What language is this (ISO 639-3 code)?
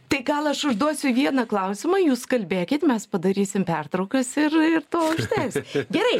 lit